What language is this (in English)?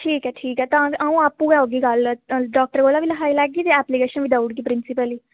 Dogri